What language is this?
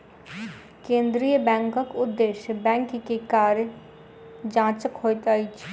Maithili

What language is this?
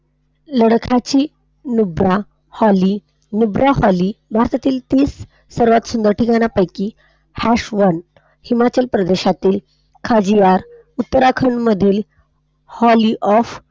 Marathi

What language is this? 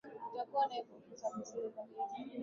Swahili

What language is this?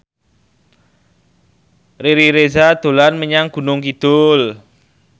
Javanese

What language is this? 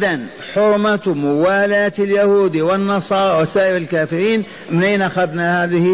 Arabic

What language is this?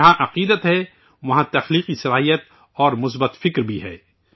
Urdu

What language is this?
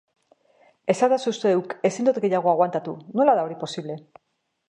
Basque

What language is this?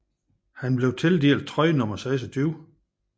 Danish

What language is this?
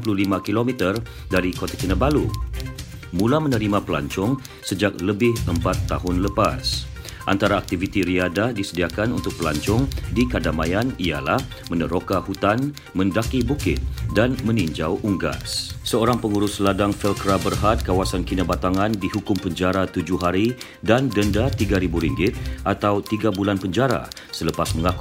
Malay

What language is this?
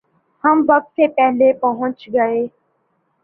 Urdu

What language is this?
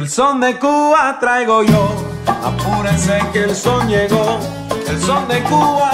French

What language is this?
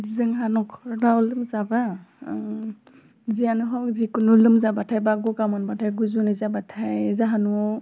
Bodo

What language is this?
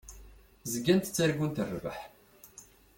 Kabyle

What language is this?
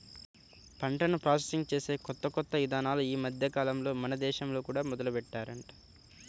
Telugu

